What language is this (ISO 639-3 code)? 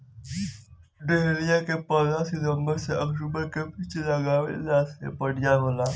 bho